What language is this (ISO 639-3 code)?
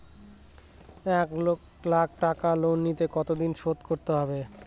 ben